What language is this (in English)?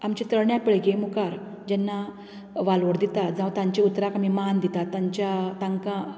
Konkani